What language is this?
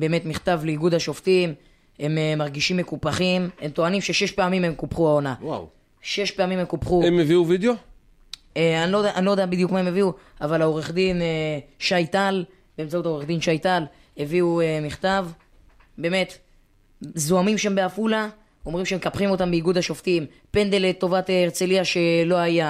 Hebrew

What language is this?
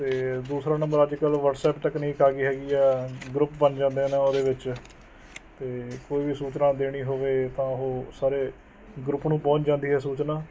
Punjabi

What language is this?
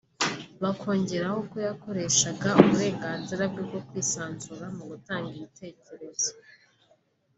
Kinyarwanda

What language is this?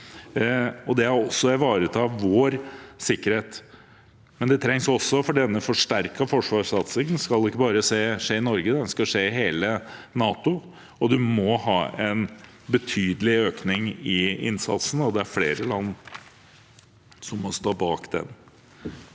Norwegian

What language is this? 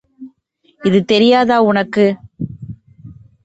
Tamil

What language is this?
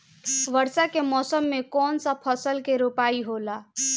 Bhojpuri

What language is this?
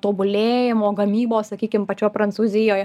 Lithuanian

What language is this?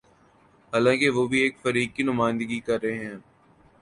Urdu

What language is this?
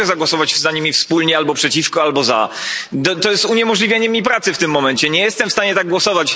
Polish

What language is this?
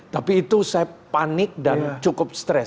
Indonesian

